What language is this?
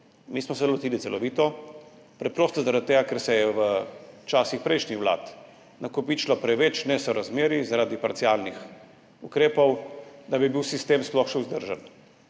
Slovenian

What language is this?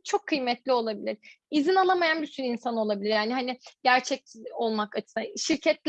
Turkish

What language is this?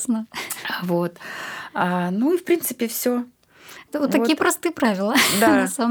Russian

